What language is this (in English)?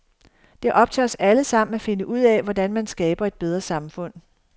Danish